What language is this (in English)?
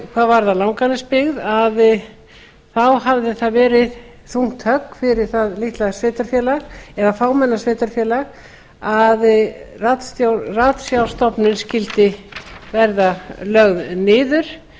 Icelandic